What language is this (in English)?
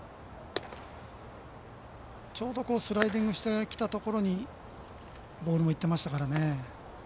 Japanese